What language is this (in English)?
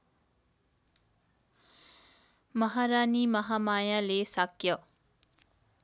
Nepali